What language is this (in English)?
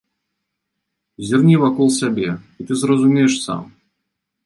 Belarusian